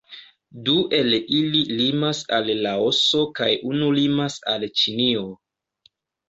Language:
Esperanto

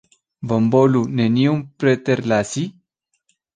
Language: Esperanto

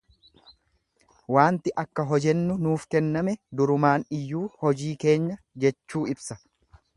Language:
Oromo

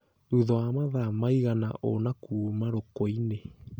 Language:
Kikuyu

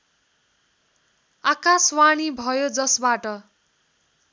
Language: Nepali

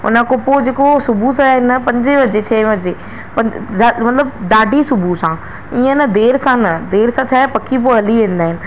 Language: Sindhi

